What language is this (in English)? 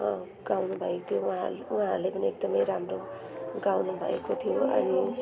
Nepali